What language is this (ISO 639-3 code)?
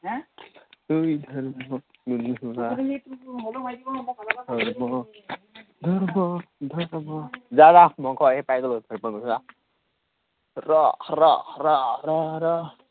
asm